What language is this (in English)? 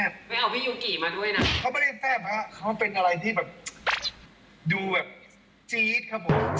Thai